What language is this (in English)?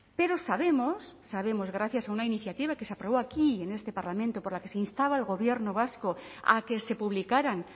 Spanish